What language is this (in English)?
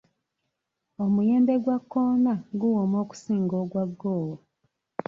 Ganda